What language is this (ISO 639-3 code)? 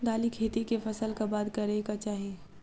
mai